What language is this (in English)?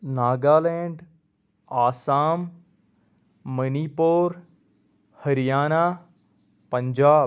Kashmiri